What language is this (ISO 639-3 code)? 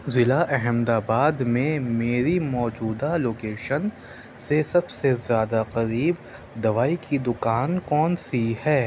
urd